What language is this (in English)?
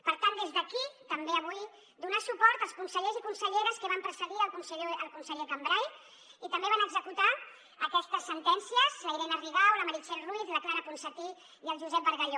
Catalan